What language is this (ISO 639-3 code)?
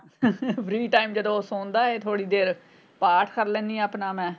pan